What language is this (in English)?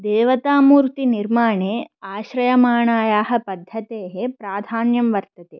Sanskrit